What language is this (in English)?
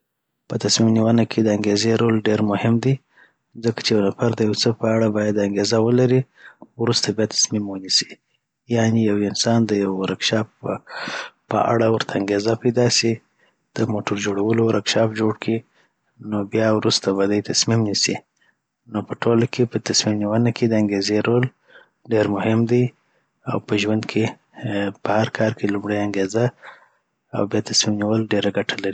Southern Pashto